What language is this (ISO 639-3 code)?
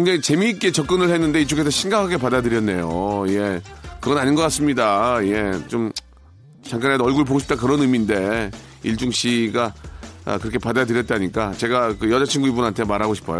kor